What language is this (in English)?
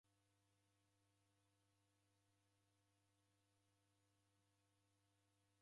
Taita